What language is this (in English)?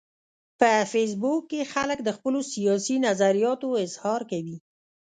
Pashto